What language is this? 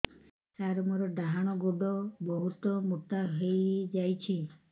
Odia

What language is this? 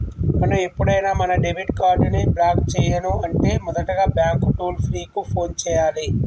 Telugu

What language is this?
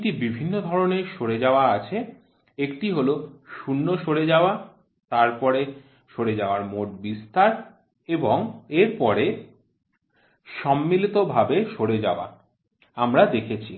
Bangla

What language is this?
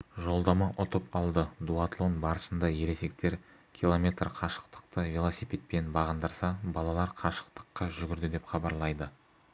Kazakh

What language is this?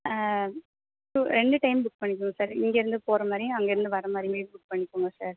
Tamil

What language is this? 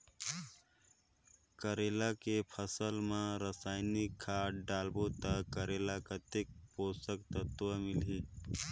Chhattisgarhi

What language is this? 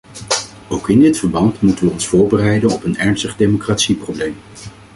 Dutch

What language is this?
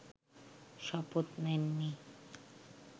Bangla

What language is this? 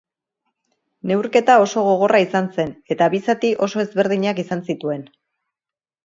Basque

